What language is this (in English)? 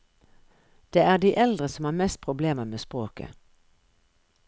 Norwegian